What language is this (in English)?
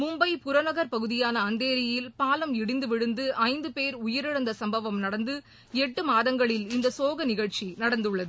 Tamil